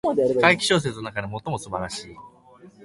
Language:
Japanese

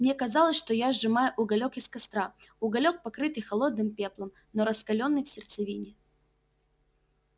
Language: Russian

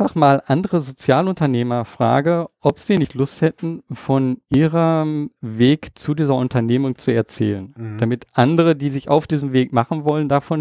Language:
German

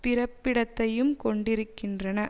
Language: Tamil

